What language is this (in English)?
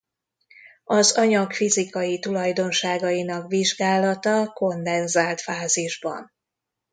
Hungarian